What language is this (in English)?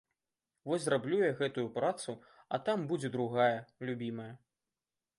Belarusian